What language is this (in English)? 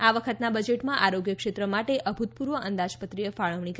Gujarati